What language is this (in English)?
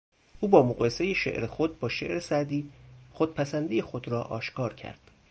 Persian